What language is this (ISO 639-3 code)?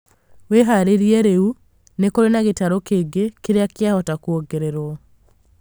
kik